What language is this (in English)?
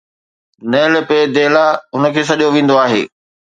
Sindhi